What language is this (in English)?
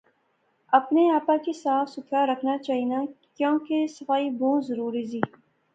Pahari-Potwari